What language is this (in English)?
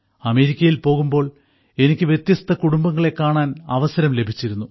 Malayalam